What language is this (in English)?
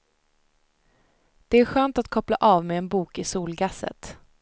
Swedish